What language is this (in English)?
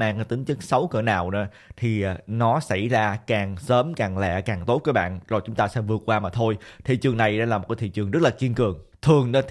Vietnamese